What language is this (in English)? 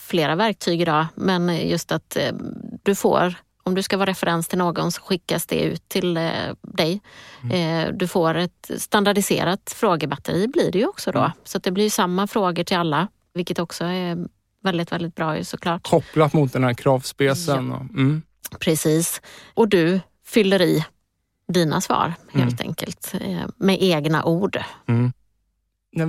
Swedish